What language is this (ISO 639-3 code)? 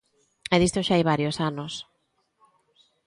glg